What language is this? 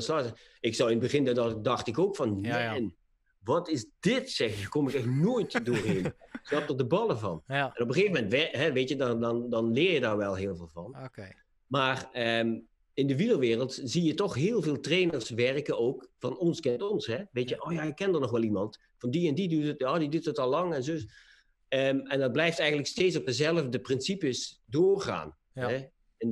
Dutch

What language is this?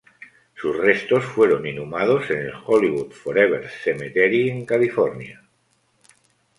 Spanish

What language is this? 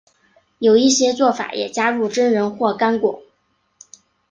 Chinese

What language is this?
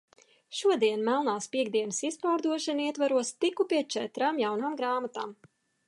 Latvian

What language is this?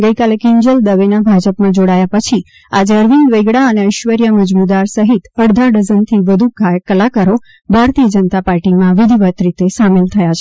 Gujarati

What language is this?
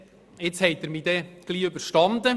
Swiss German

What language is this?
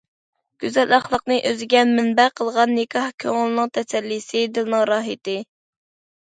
Uyghur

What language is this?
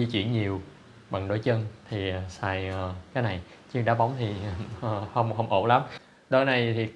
Vietnamese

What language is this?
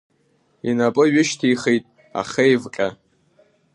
Abkhazian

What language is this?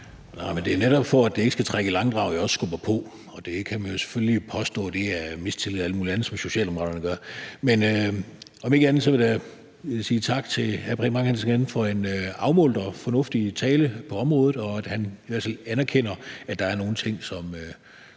Danish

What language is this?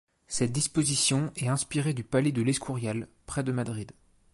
French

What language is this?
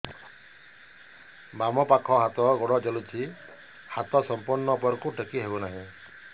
Odia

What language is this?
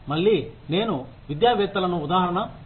Telugu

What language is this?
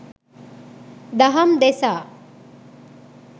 Sinhala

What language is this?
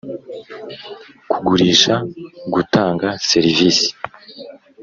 Kinyarwanda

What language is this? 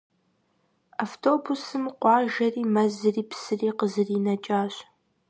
Kabardian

